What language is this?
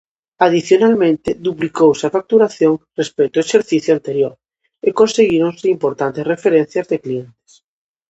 Galician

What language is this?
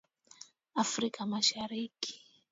Swahili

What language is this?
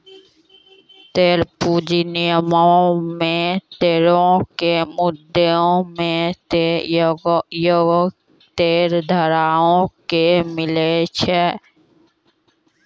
Maithili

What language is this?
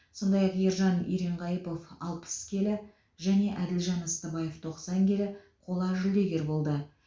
Kazakh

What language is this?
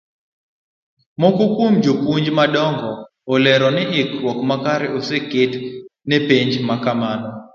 Luo (Kenya and Tanzania)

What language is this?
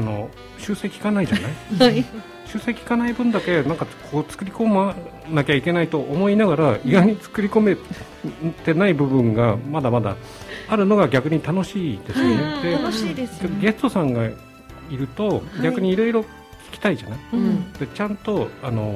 Japanese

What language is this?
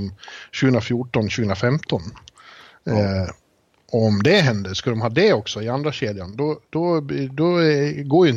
Swedish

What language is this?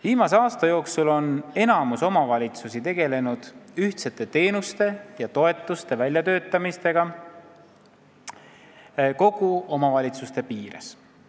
Estonian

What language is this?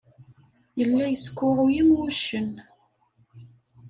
Kabyle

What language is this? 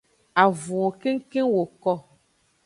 Aja (Benin)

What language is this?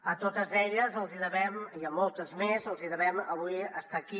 Catalan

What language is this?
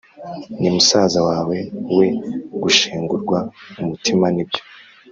Kinyarwanda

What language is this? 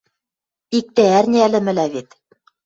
Western Mari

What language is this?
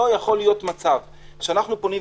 Hebrew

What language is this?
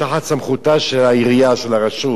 Hebrew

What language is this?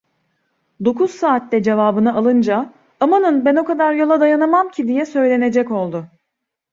Turkish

